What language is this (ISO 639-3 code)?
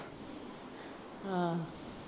pan